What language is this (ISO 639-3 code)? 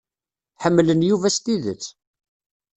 kab